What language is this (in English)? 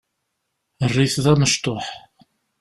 Kabyle